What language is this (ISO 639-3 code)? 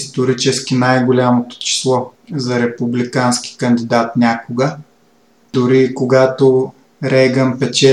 bul